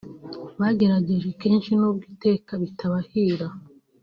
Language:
Kinyarwanda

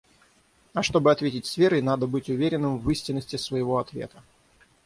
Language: Russian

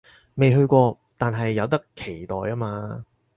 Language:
Cantonese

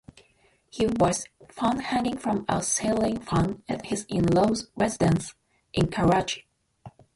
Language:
English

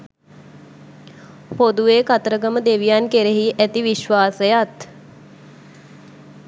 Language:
Sinhala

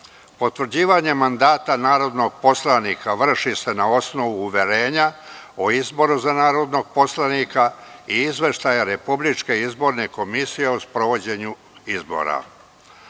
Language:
Serbian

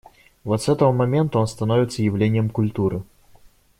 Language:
Russian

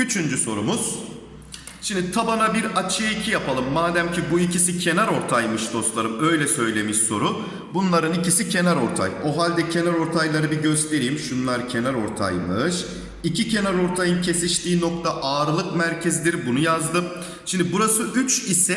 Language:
Turkish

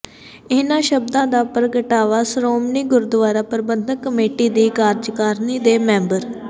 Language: Punjabi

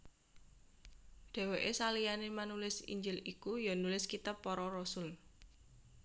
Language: Javanese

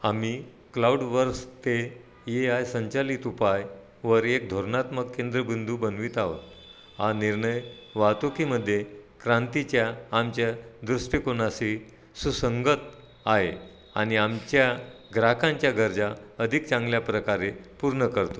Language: Marathi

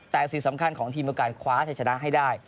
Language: Thai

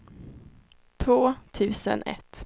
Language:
Swedish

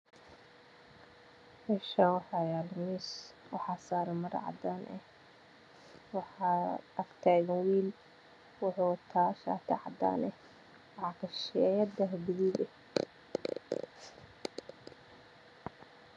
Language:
Somali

